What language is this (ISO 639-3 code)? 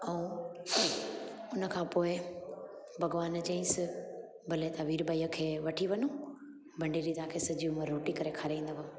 snd